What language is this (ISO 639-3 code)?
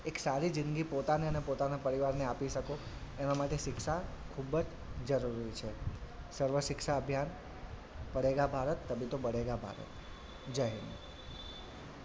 guj